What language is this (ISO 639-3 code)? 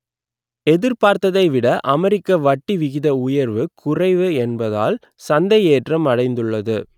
tam